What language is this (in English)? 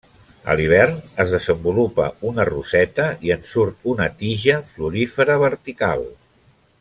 Catalan